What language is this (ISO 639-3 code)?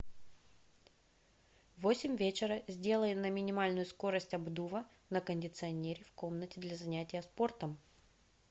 rus